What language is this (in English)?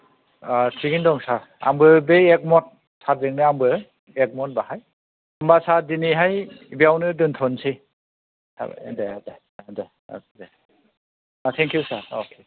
Bodo